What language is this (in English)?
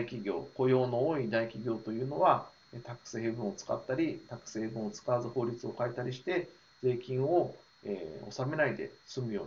Japanese